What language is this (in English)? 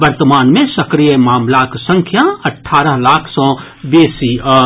Maithili